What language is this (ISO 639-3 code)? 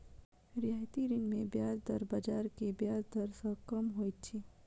mai